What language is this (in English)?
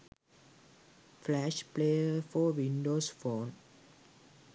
Sinhala